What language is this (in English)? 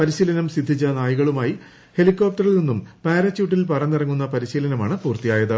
Malayalam